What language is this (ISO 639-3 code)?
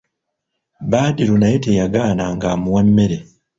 lug